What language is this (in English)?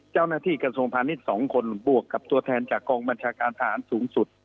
Thai